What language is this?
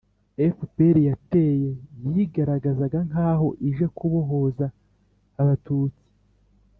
Kinyarwanda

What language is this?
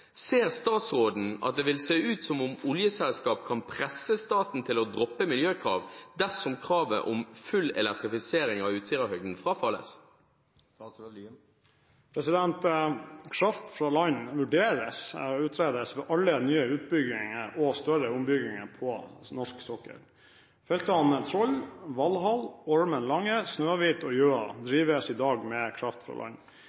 Norwegian Bokmål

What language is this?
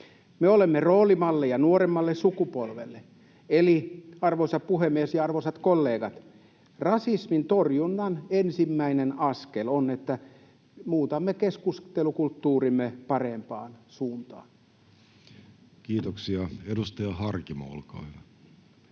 Finnish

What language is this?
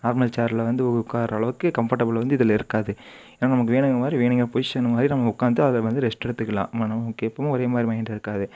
Tamil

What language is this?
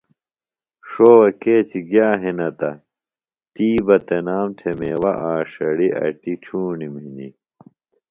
Phalura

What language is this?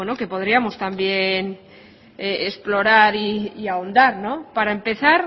Spanish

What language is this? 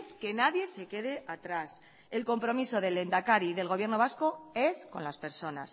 Spanish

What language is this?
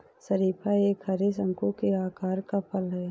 Hindi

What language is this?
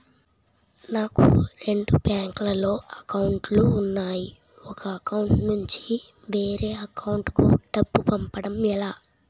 Telugu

